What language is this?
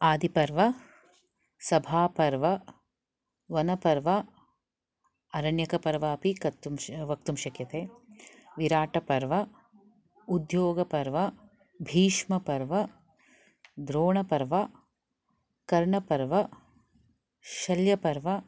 Sanskrit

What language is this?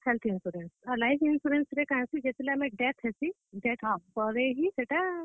Odia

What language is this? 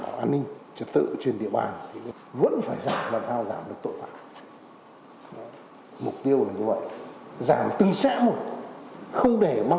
Vietnamese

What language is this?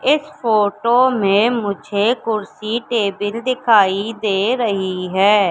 Hindi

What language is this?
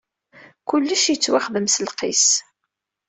Kabyle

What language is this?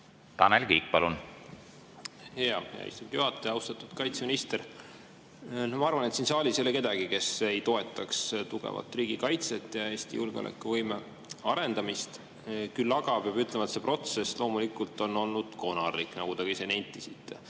Estonian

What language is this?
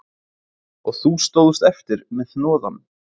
Icelandic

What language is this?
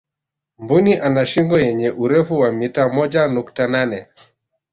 Swahili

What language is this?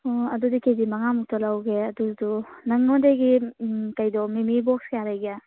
Manipuri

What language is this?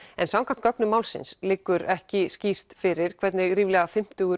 Icelandic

